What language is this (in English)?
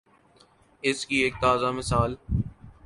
Urdu